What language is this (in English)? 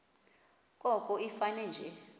Xhosa